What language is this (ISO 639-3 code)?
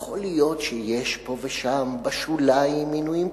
heb